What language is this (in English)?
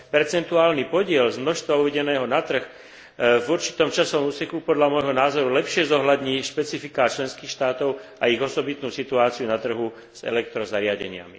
Slovak